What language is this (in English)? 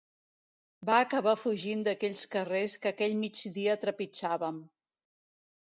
Catalan